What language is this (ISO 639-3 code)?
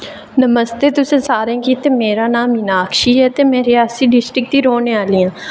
doi